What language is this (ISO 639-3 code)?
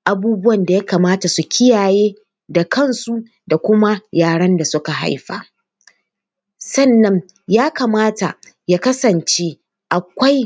hau